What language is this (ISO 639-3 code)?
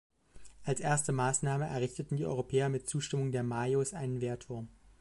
deu